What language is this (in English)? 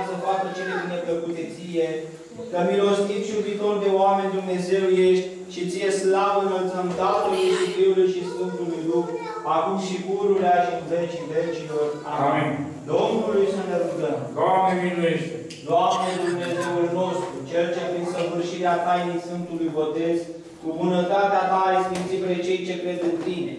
Romanian